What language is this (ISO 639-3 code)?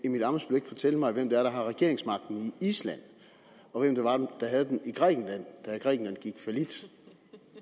dan